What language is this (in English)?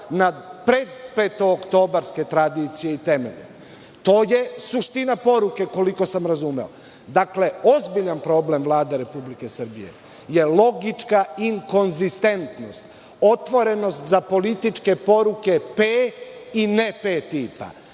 Serbian